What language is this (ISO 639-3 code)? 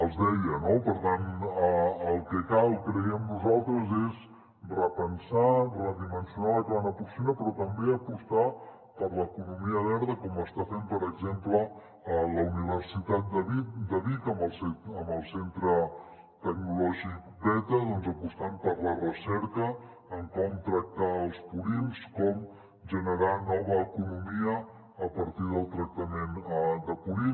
cat